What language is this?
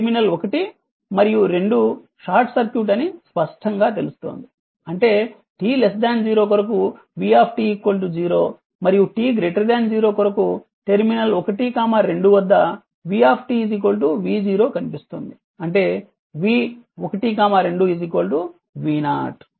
Telugu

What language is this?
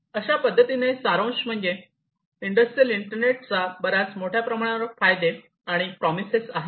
Marathi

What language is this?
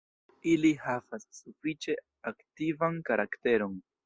Esperanto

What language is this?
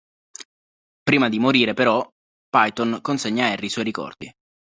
Italian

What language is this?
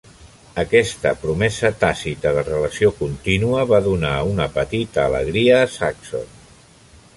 Catalan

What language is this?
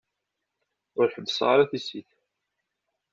Kabyle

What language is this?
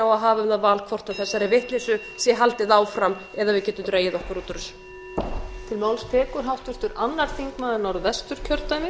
Icelandic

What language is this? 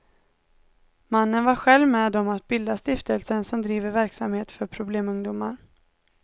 Swedish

